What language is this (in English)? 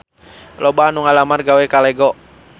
Sundanese